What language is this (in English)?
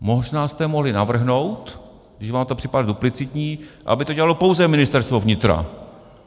Czech